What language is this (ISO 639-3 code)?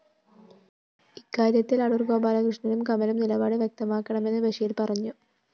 mal